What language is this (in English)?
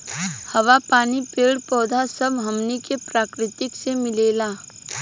Bhojpuri